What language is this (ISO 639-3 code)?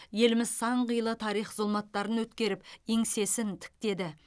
kaz